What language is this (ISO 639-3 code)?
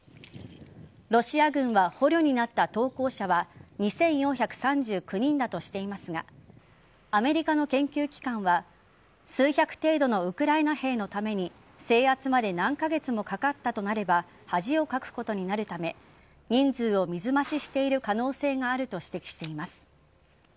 jpn